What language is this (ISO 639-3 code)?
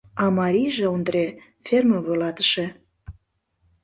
chm